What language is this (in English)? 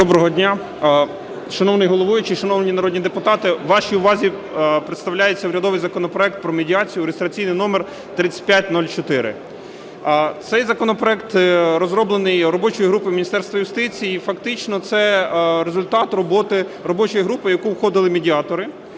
Ukrainian